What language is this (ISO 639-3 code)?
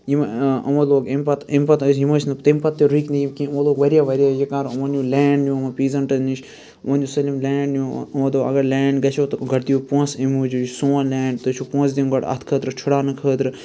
kas